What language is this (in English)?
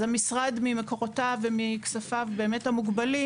Hebrew